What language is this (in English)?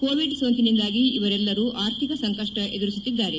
Kannada